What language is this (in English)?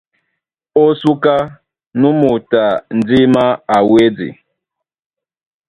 Duala